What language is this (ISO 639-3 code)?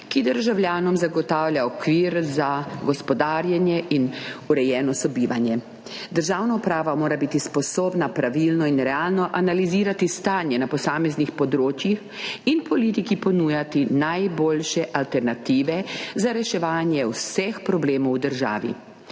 slv